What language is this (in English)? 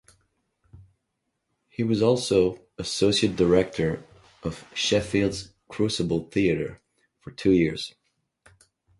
English